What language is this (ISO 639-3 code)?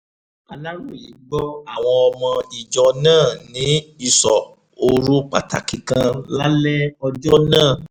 yor